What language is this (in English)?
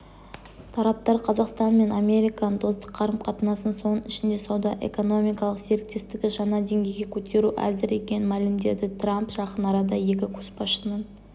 Kazakh